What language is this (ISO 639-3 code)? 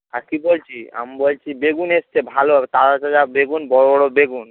ben